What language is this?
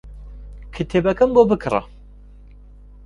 Central Kurdish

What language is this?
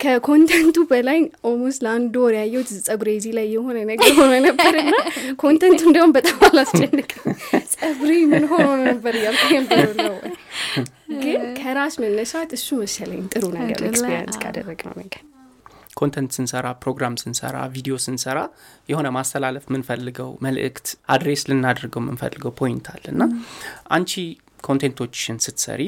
Amharic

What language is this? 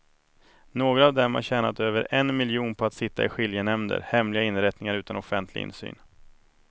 Swedish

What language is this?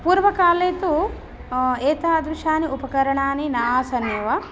Sanskrit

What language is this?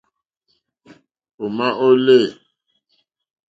Mokpwe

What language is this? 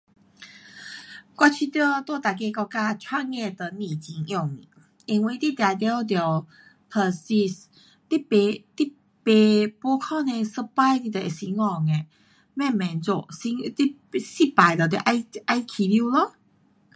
Pu-Xian Chinese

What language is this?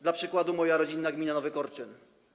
Polish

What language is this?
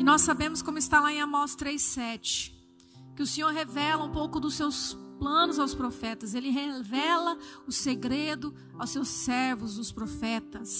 Portuguese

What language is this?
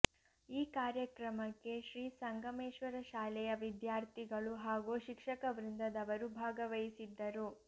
Kannada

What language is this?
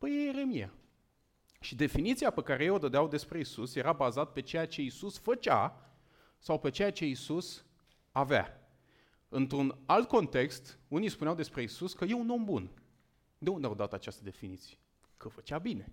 Romanian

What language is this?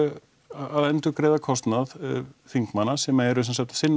Icelandic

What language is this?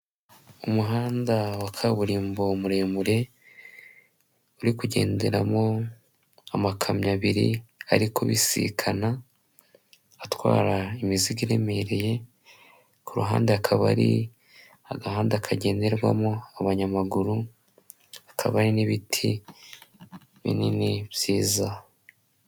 Kinyarwanda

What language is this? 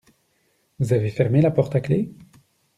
French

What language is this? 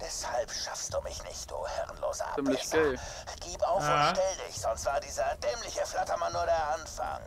German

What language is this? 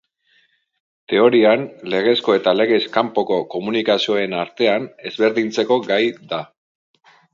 Basque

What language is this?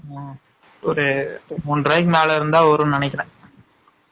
Tamil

